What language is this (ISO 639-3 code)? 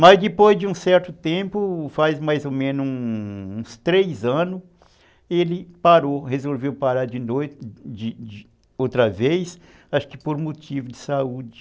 por